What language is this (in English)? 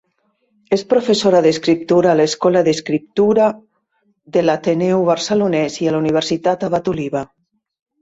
Catalan